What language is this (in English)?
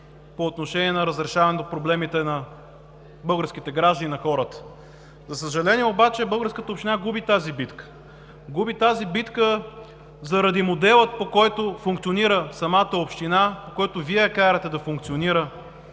Bulgarian